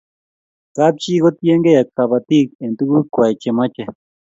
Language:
Kalenjin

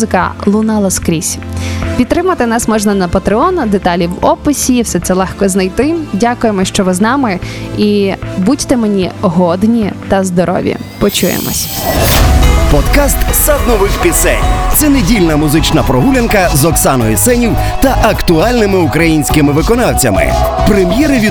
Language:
Ukrainian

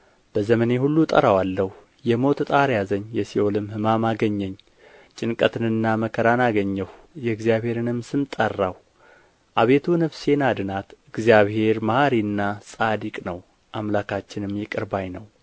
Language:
Amharic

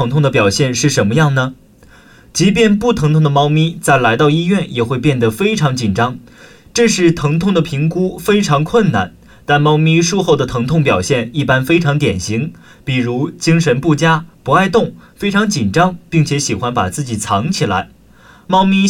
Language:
Chinese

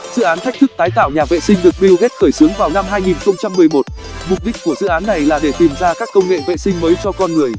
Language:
Vietnamese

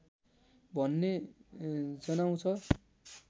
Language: Nepali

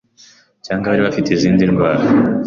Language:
Kinyarwanda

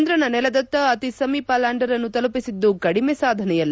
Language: Kannada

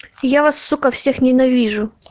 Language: Russian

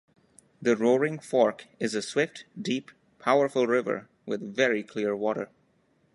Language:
English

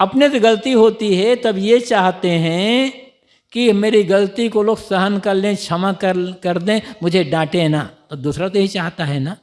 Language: Hindi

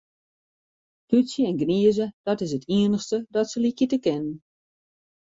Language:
Western Frisian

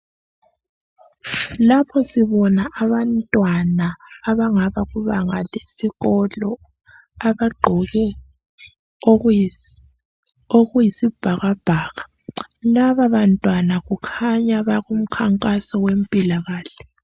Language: North Ndebele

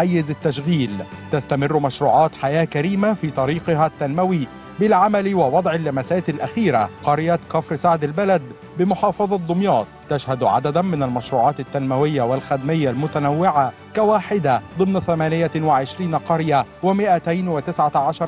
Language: Arabic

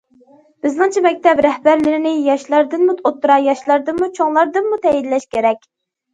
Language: Uyghur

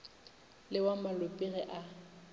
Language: Northern Sotho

